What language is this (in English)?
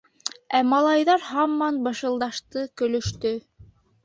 Bashkir